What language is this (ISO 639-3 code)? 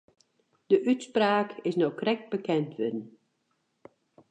fry